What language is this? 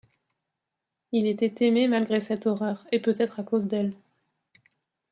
French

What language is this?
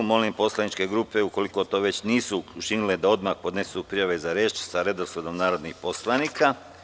Serbian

